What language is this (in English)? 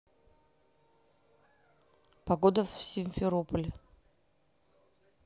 Russian